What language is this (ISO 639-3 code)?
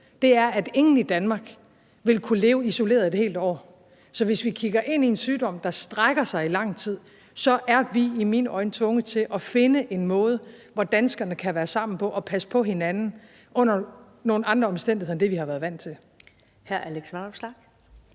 dan